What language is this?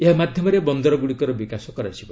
Odia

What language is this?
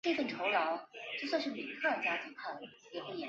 Chinese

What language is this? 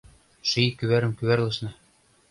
Mari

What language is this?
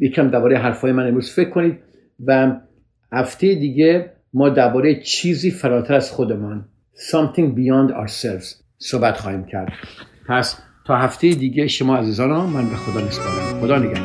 Persian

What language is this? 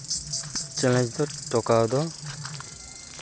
Santali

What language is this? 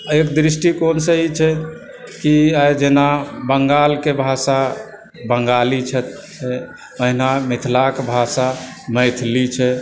Maithili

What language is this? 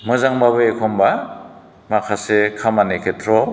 Bodo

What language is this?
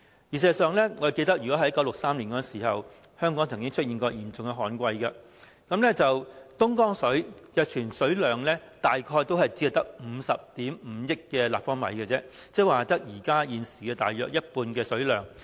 Cantonese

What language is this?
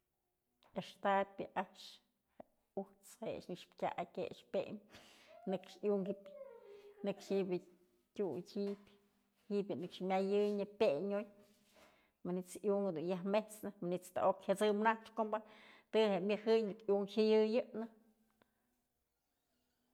Mazatlán Mixe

